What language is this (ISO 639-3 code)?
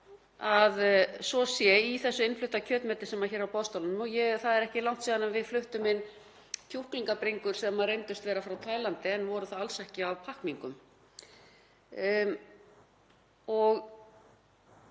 isl